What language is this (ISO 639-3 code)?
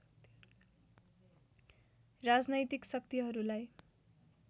nep